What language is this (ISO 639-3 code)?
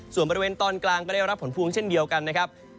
tha